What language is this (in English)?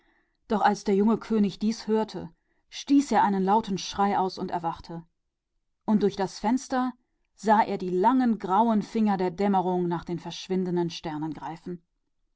German